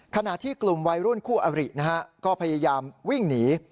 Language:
Thai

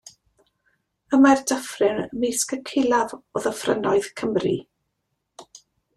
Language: Welsh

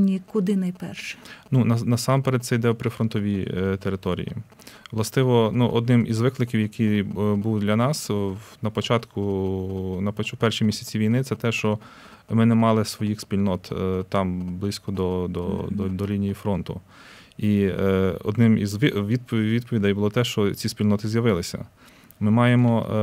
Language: Ukrainian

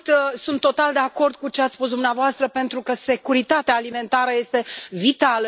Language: Romanian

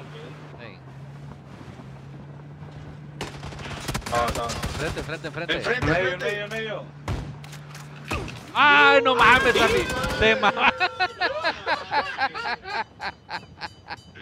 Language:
Spanish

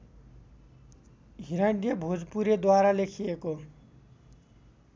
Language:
Nepali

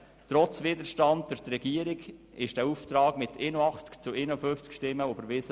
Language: Swiss German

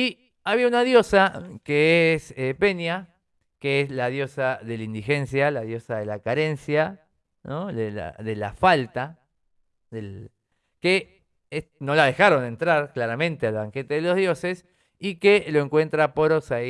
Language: Spanish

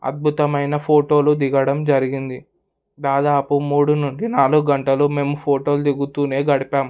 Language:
Telugu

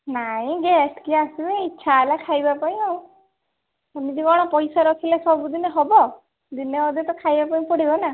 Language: Odia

